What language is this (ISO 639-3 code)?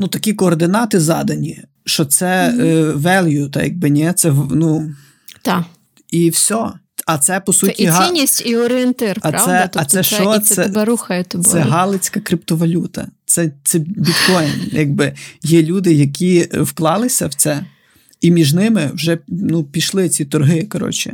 ukr